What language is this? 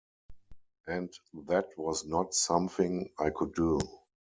English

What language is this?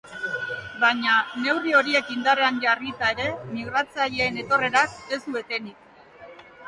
Basque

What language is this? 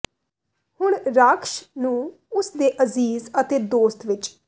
Punjabi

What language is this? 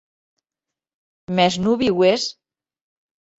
Occitan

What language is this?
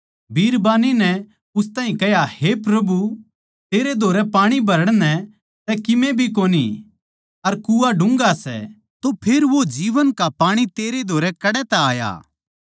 Haryanvi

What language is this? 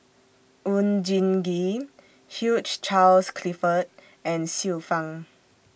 English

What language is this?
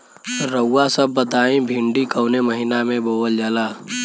Bhojpuri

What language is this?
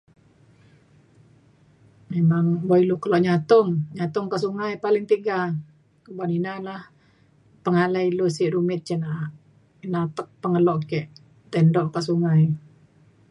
Mainstream Kenyah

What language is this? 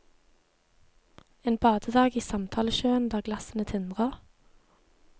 Norwegian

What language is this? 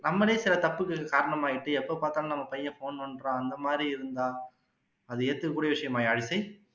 Tamil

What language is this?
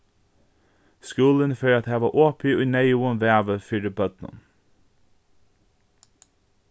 Faroese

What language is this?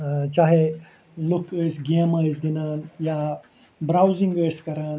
Kashmiri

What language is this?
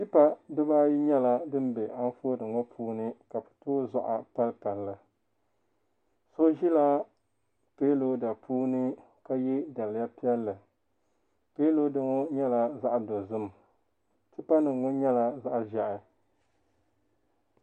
Dagbani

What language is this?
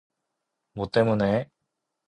Korean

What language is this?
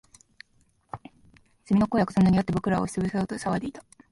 Japanese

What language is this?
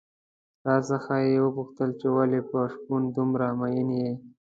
Pashto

